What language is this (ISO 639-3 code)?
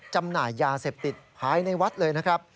tha